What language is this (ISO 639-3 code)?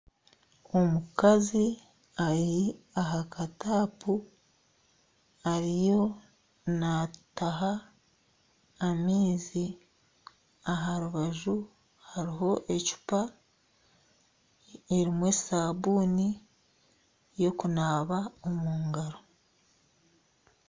nyn